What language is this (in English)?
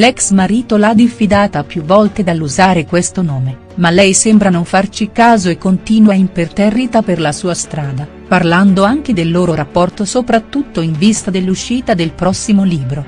Italian